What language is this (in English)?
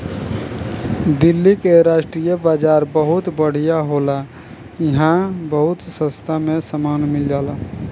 Bhojpuri